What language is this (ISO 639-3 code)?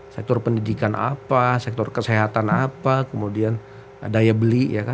ind